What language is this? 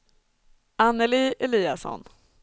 Swedish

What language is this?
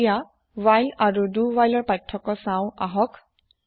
Assamese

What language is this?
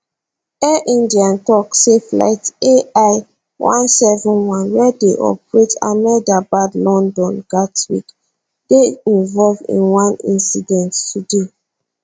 Nigerian Pidgin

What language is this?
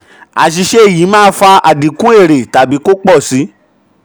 Yoruba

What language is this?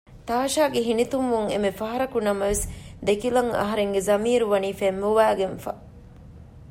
Divehi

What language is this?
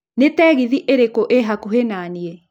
Kikuyu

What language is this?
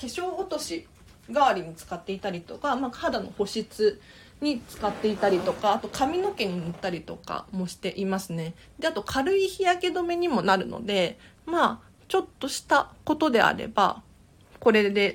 Japanese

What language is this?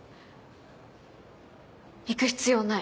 Japanese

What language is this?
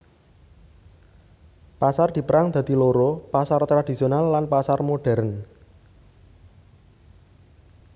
Javanese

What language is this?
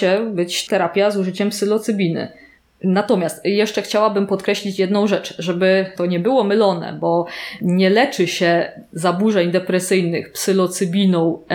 Polish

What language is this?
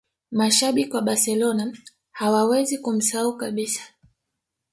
Swahili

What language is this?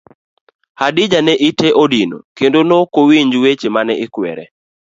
Luo (Kenya and Tanzania)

